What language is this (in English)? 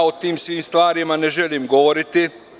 Serbian